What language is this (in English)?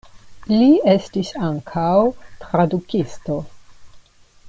Esperanto